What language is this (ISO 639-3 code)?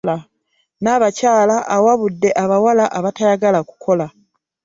lug